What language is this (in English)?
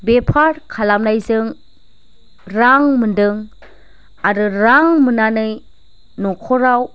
Bodo